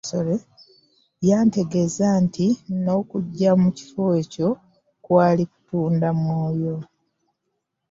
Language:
Ganda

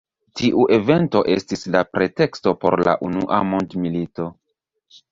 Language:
Esperanto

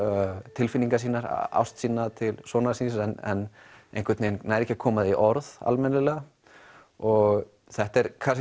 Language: Icelandic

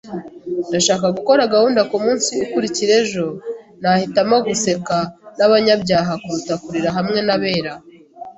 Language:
Kinyarwanda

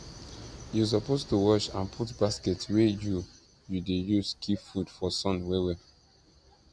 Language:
Nigerian Pidgin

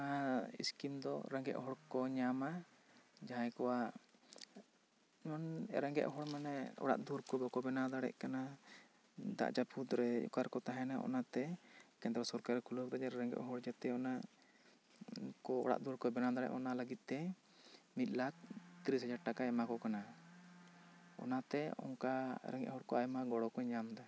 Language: Santali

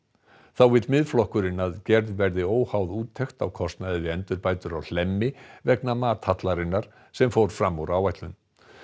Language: Icelandic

